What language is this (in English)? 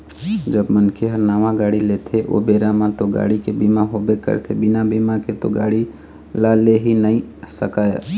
Chhattisgarhi